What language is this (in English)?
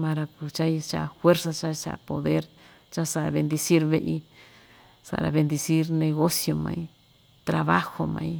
Ixtayutla Mixtec